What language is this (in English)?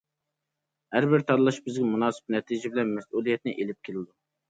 Uyghur